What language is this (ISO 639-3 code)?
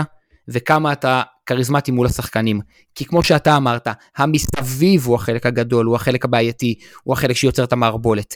heb